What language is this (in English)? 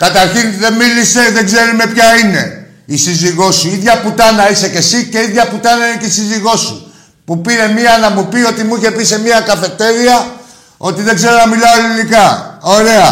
Greek